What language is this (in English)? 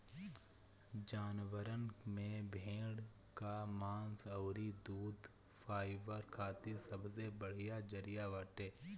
Bhojpuri